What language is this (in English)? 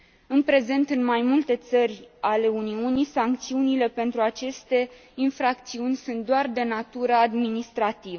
Romanian